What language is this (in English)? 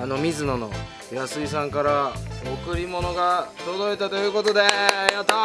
Japanese